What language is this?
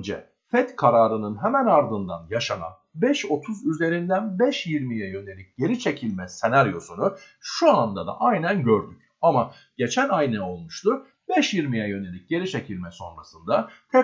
Turkish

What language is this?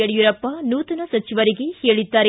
Kannada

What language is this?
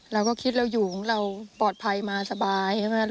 Thai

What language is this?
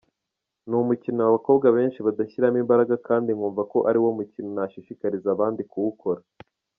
Kinyarwanda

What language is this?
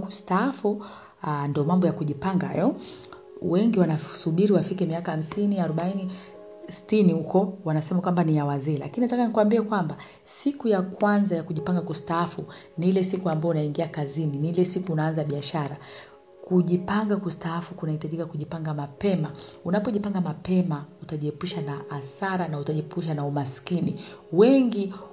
Swahili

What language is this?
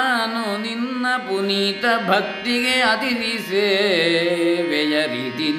Kannada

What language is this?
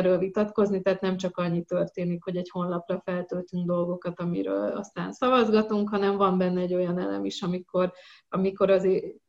Hungarian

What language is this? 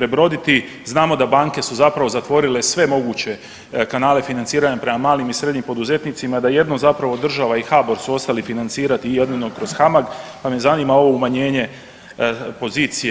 Croatian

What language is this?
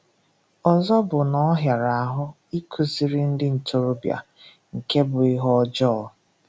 Igbo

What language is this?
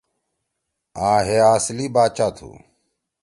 Torwali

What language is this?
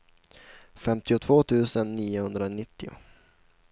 Swedish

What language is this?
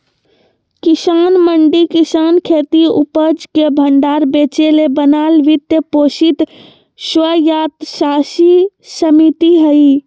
Magahi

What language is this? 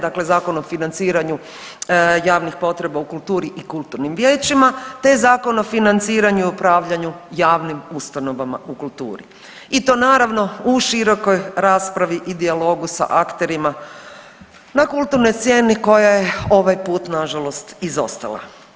Croatian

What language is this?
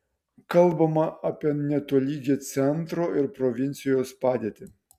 Lithuanian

